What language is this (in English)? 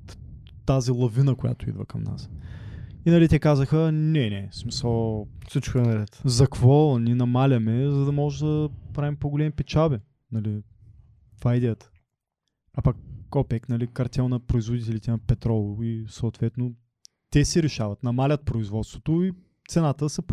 Bulgarian